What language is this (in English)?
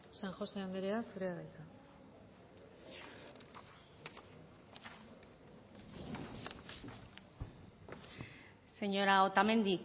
Basque